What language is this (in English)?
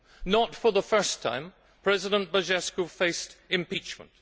English